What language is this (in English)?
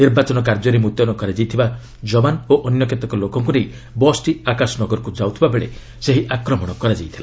Odia